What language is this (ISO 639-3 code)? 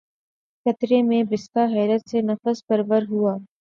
urd